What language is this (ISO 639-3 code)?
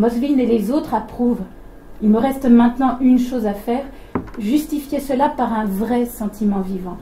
fra